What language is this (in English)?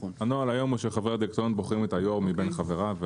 Hebrew